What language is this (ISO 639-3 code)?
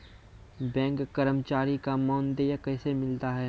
mai